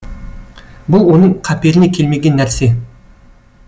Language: Kazakh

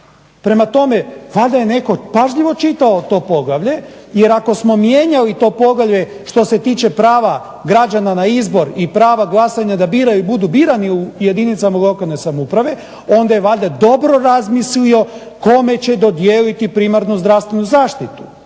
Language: Croatian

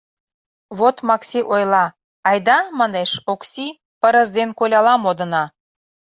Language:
Mari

